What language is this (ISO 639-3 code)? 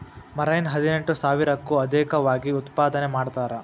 kan